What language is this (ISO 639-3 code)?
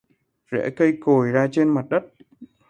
vie